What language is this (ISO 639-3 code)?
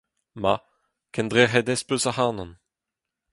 bre